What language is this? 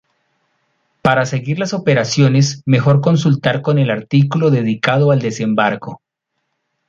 Spanish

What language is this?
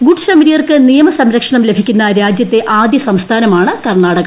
Malayalam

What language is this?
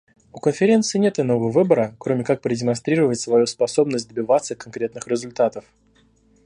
Russian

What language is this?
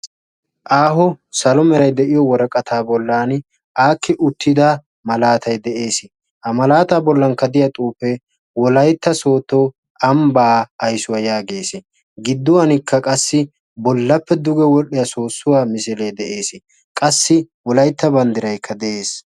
Wolaytta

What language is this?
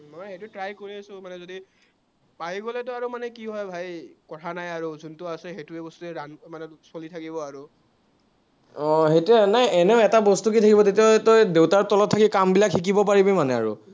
Assamese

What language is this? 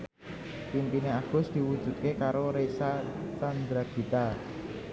Javanese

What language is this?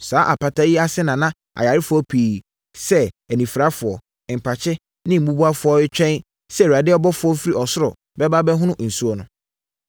Akan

